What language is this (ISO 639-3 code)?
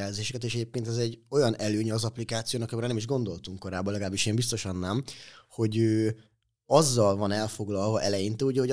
hun